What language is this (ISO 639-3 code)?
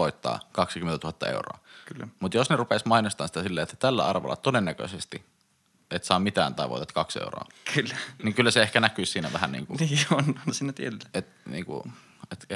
fin